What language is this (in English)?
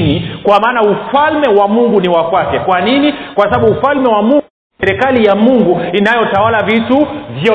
Swahili